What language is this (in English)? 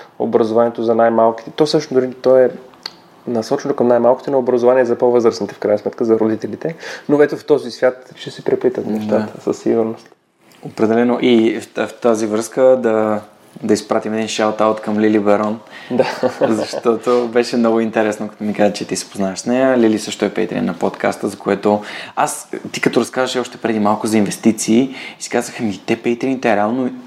Bulgarian